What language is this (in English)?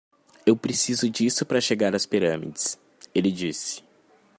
Portuguese